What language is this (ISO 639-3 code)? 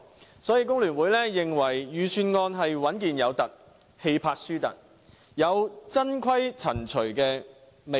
yue